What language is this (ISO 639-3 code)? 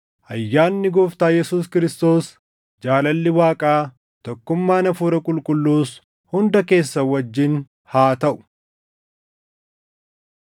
orm